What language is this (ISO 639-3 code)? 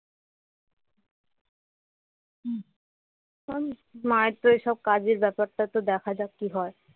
ben